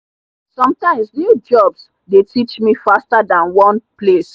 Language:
Nigerian Pidgin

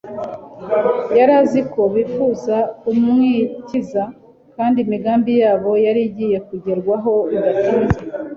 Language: Kinyarwanda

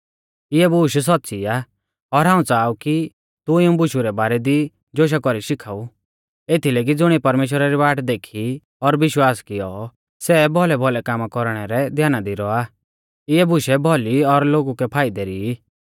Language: Mahasu Pahari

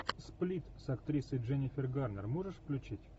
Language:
Russian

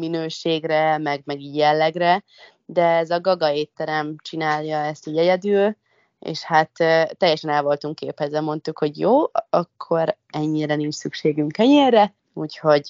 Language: Hungarian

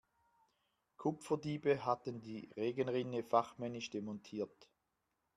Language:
German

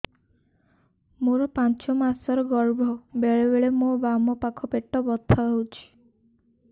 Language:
Odia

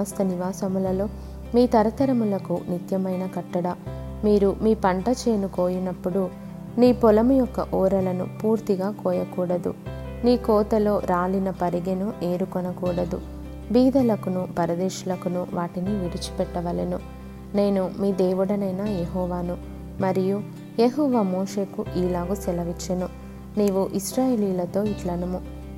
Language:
Telugu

